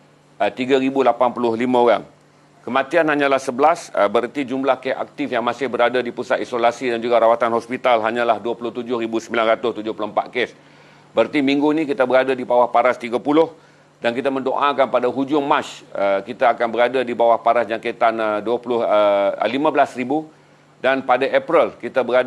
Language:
Malay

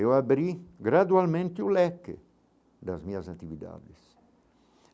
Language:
Portuguese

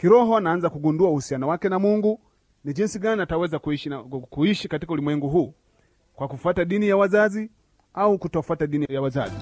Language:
Swahili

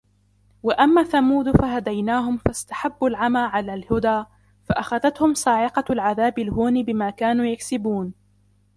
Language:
Arabic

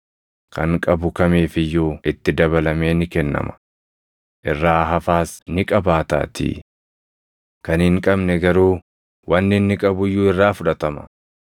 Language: Oromo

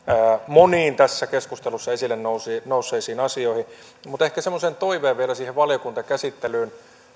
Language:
Finnish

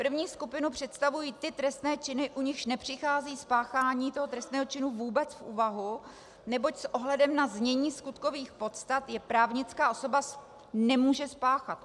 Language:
Czech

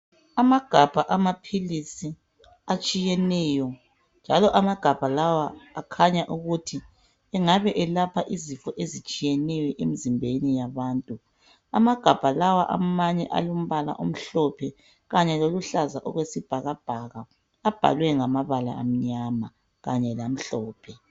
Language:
North Ndebele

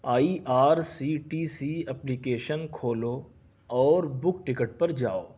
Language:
Urdu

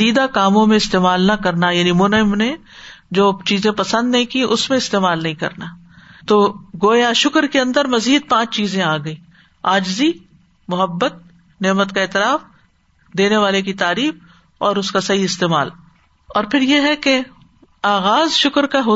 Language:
Urdu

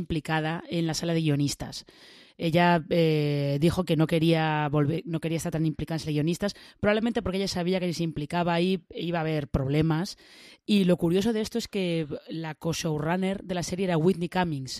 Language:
Spanish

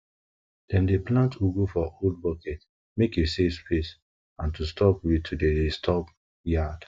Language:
Nigerian Pidgin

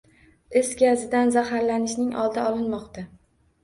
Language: Uzbek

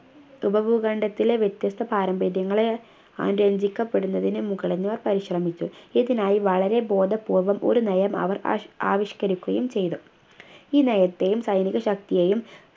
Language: Malayalam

